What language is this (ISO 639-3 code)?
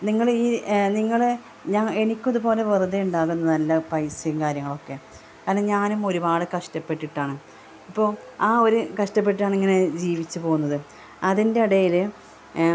mal